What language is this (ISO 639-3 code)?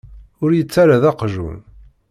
kab